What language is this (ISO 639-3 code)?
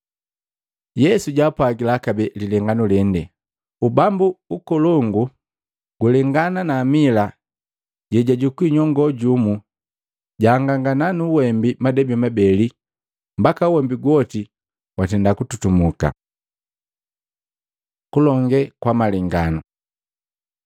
mgv